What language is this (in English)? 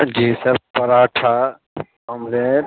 Urdu